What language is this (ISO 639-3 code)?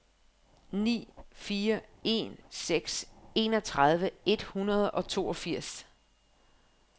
dan